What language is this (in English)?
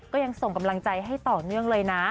Thai